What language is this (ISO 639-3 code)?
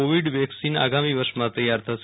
guj